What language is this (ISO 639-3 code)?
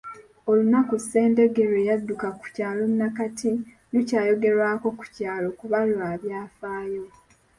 lug